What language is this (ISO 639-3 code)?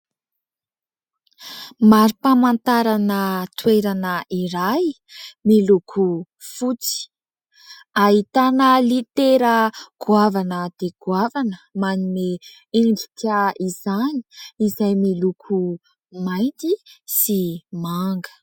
mlg